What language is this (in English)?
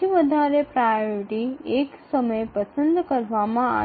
Bangla